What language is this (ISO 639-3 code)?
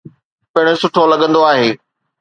snd